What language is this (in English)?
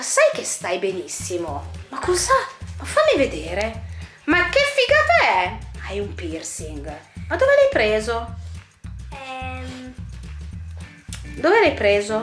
Italian